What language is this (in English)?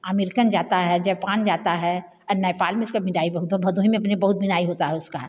Hindi